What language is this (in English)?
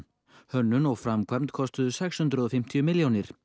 Icelandic